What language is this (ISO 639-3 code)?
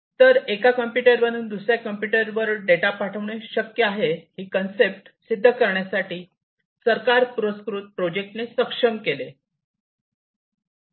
mar